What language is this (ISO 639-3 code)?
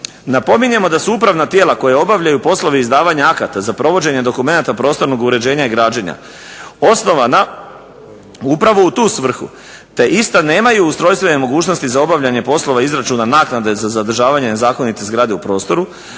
hrv